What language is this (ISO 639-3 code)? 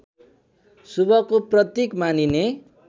nep